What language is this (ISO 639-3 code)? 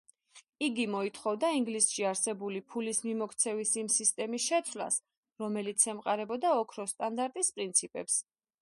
kat